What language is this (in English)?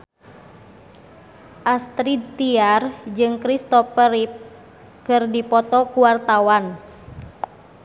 Sundanese